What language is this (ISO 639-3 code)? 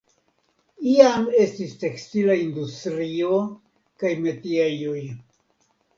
epo